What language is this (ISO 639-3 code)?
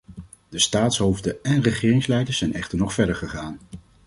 nld